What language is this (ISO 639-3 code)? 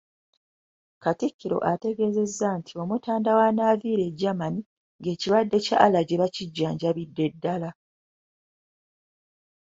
lug